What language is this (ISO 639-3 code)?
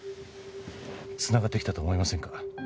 jpn